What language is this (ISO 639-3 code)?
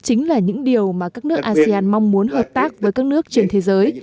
vie